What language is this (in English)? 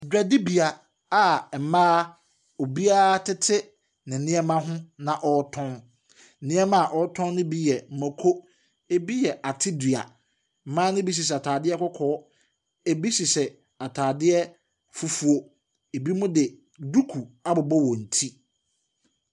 Akan